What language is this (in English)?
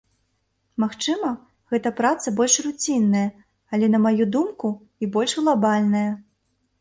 Belarusian